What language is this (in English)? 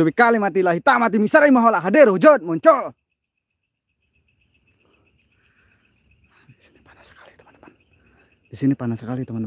Indonesian